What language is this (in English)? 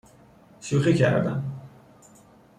Persian